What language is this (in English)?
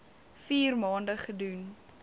Afrikaans